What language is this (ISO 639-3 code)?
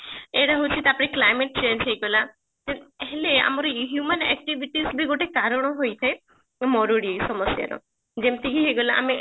ori